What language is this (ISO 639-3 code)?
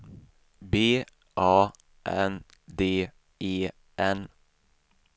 swe